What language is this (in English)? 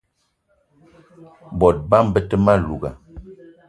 Eton (Cameroon)